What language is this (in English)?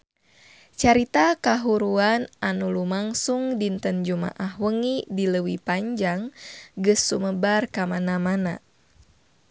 Sundanese